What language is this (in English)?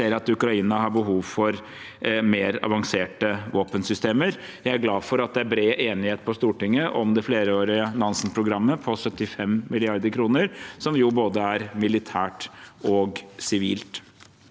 Norwegian